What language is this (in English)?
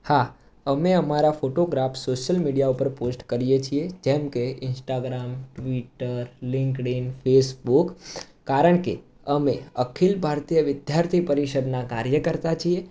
Gujarati